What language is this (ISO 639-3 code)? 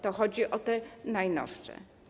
pol